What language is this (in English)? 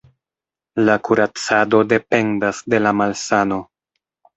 Esperanto